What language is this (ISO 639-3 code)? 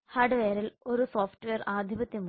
mal